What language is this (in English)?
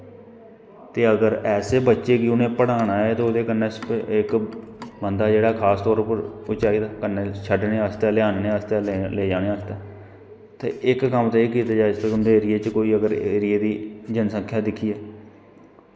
Dogri